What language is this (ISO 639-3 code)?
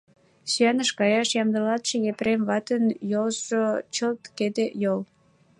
chm